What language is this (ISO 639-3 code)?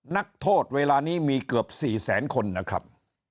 tha